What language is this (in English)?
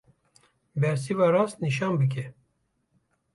Kurdish